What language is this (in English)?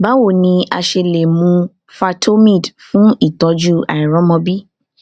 Yoruba